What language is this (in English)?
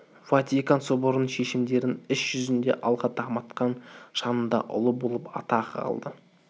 Kazakh